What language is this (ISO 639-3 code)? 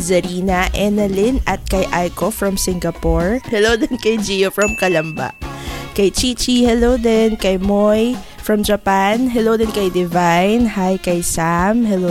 fil